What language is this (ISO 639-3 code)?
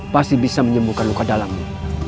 ind